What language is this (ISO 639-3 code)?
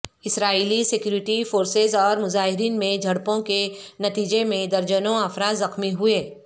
urd